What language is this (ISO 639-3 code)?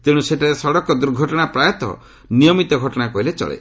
ori